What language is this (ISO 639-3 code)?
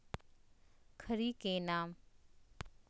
mag